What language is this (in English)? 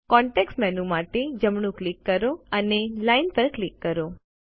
Gujarati